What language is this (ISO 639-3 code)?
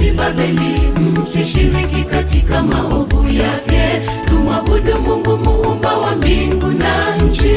swa